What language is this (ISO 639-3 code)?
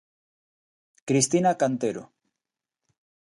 glg